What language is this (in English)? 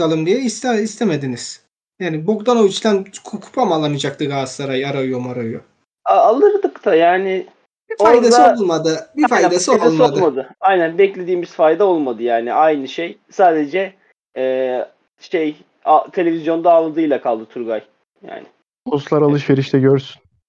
Turkish